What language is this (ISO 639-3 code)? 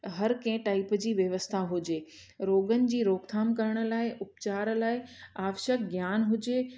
snd